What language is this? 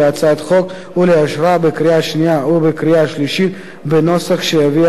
Hebrew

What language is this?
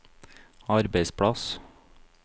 Norwegian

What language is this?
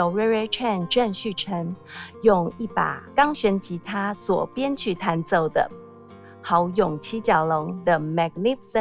Chinese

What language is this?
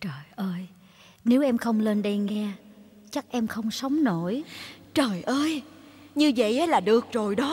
Vietnamese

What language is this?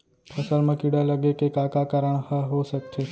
Chhattisgarhi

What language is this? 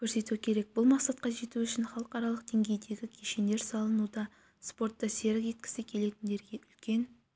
Kazakh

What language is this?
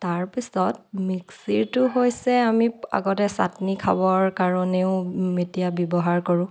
Assamese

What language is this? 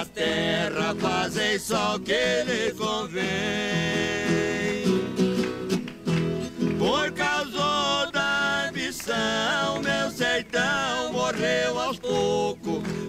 Portuguese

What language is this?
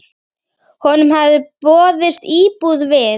Icelandic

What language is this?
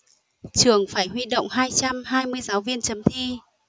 Vietnamese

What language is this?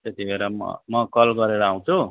Nepali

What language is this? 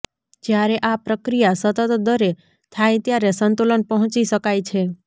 Gujarati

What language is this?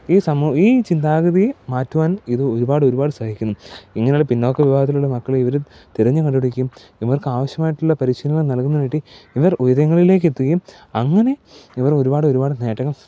Malayalam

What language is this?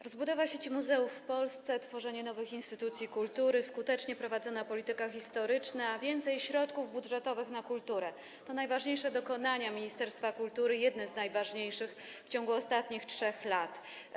Polish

